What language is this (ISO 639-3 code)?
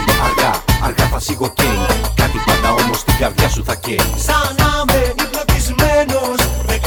ell